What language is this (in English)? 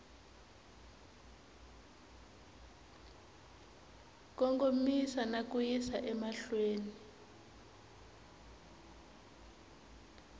Tsonga